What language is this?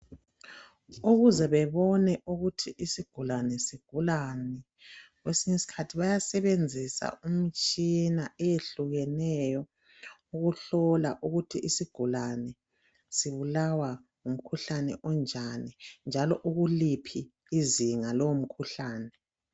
North Ndebele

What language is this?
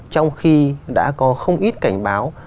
Vietnamese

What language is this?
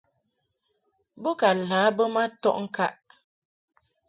Mungaka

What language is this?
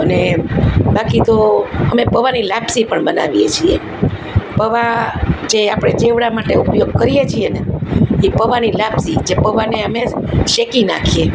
Gujarati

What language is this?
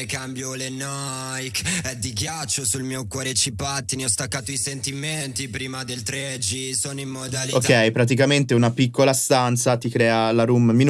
Italian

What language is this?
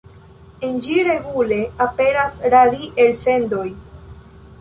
Esperanto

